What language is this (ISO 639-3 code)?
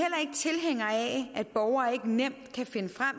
dan